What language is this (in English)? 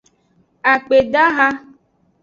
Aja (Benin)